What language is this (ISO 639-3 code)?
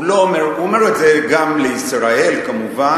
heb